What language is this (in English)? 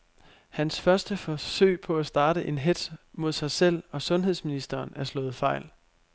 Danish